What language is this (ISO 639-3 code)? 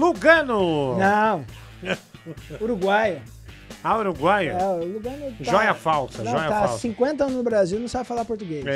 por